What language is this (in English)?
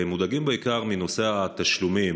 Hebrew